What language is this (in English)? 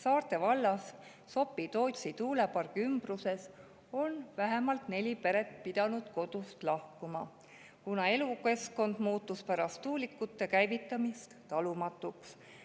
Estonian